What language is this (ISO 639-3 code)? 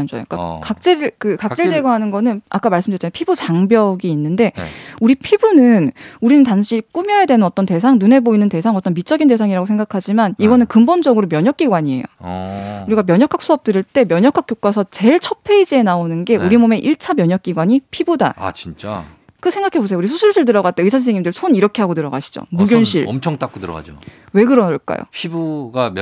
kor